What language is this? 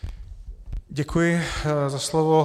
Czech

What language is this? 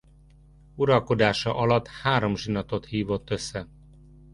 Hungarian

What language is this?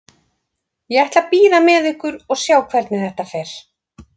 Icelandic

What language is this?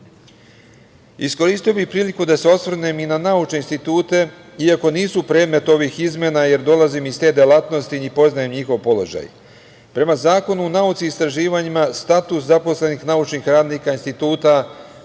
Serbian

